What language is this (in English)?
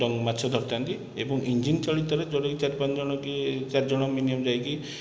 Odia